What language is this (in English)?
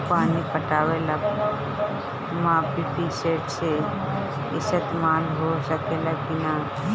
Bhojpuri